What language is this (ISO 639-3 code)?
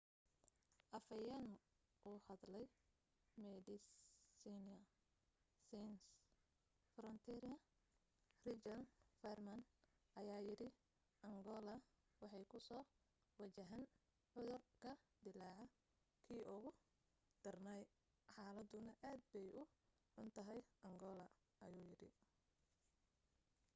som